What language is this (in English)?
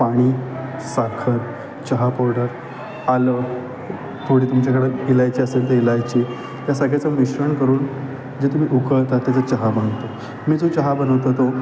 Marathi